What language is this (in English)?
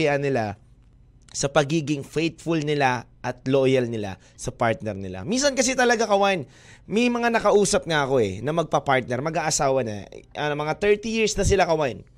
Filipino